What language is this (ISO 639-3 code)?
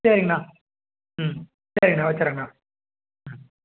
tam